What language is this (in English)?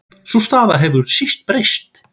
Icelandic